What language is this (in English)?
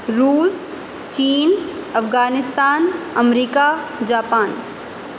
Urdu